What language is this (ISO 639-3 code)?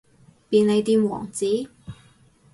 yue